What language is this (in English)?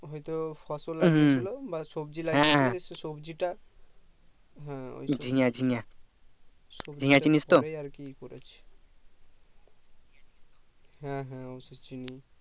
Bangla